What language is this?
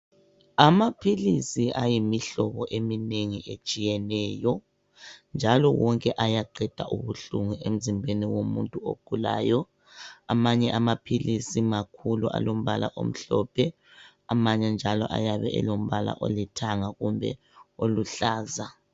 North Ndebele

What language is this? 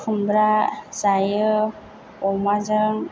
Bodo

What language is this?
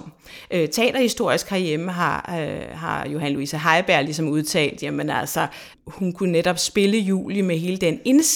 Danish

